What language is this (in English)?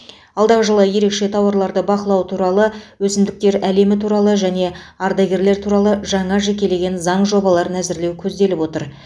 Kazakh